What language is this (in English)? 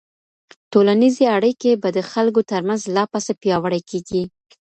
Pashto